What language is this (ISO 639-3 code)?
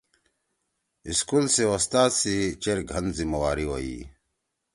trw